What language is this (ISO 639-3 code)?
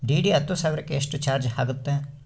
kan